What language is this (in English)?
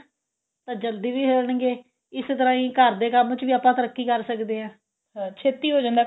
Punjabi